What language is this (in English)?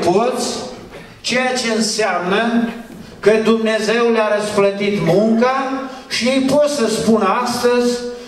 Romanian